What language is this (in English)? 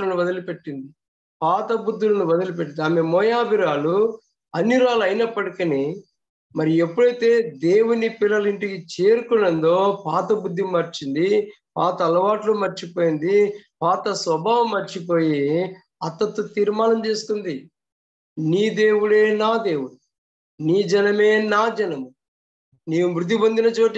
Telugu